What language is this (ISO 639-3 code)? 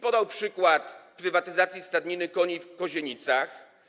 pol